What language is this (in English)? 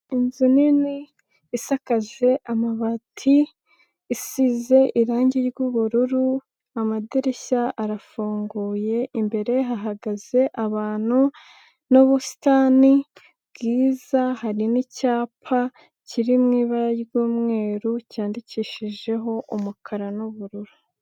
Kinyarwanda